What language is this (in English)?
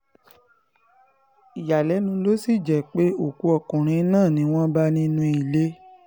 Yoruba